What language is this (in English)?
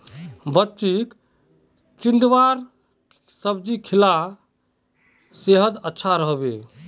Magahi